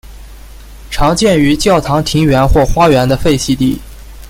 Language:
Chinese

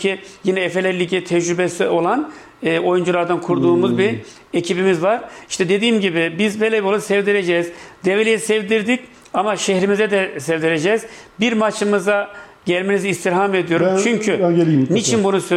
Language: Turkish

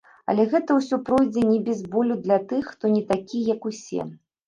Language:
Belarusian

